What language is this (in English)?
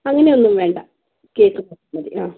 Malayalam